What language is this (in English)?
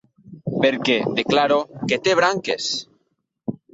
Catalan